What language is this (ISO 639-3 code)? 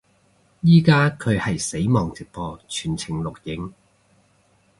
yue